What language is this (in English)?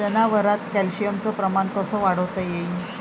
Marathi